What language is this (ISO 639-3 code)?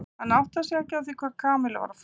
isl